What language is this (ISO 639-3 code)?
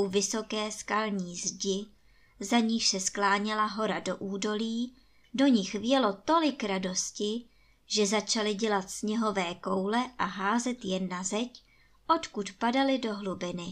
ces